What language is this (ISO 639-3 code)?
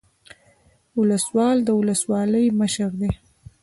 pus